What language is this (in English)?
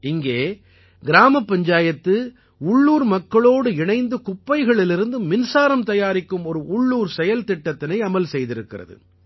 Tamil